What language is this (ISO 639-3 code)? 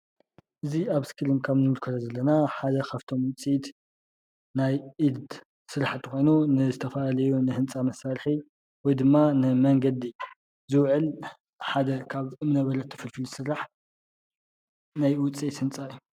tir